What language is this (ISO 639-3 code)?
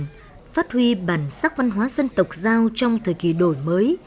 vie